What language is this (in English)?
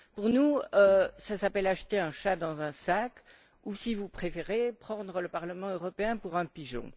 French